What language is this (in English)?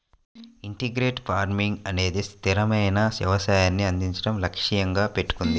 Telugu